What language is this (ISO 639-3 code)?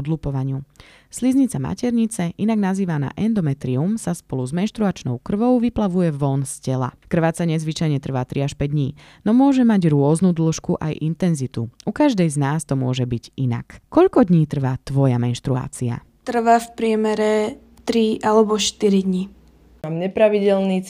slk